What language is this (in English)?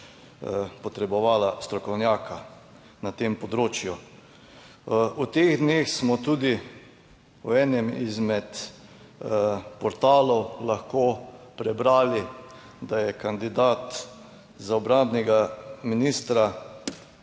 Slovenian